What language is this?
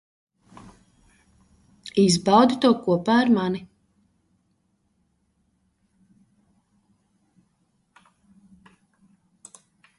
Latvian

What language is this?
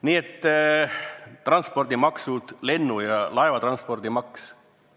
Estonian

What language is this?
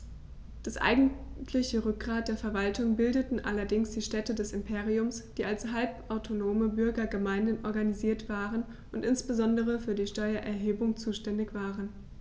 German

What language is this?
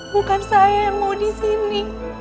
Indonesian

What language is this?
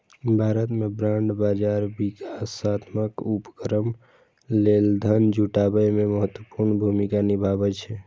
Maithili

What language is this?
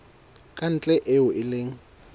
Southern Sotho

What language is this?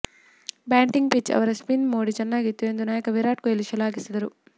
Kannada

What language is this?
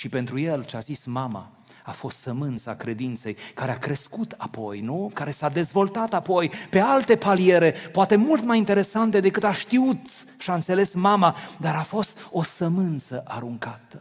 Romanian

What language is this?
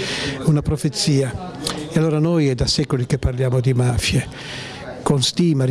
Italian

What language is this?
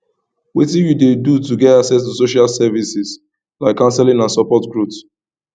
Nigerian Pidgin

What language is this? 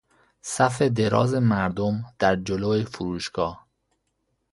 Persian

